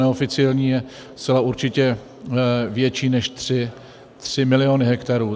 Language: Czech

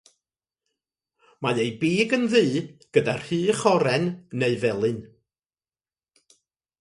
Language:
Welsh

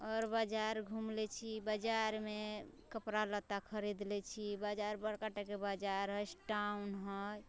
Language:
Maithili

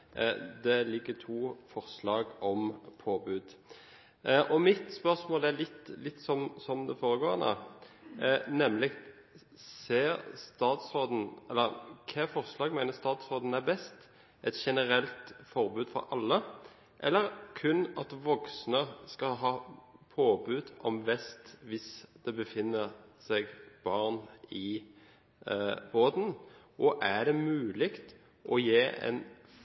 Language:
Norwegian Bokmål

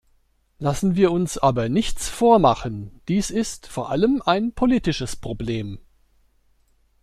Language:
German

